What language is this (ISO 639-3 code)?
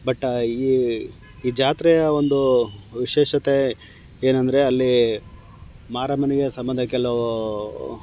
kan